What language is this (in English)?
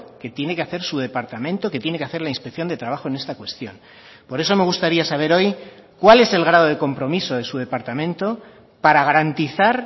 Spanish